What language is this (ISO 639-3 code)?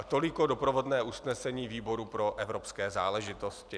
ces